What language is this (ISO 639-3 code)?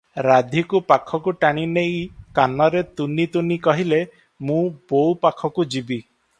ori